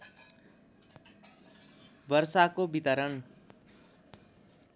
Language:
Nepali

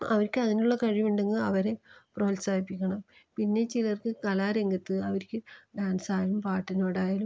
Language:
Malayalam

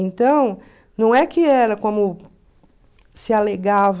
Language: Portuguese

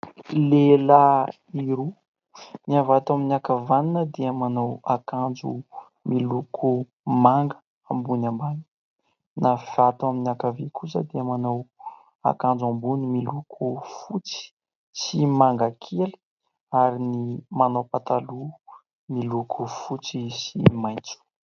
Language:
Malagasy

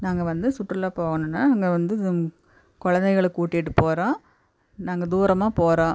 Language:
Tamil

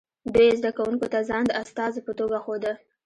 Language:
Pashto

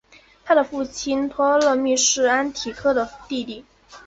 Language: Chinese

